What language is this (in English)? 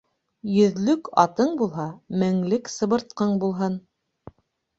Bashkir